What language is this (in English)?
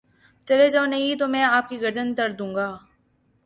Urdu